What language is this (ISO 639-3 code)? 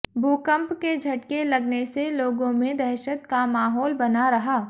hin